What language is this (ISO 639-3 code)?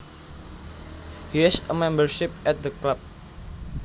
jav